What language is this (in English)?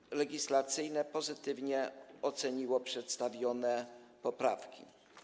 Polish